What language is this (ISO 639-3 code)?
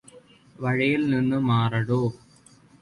mal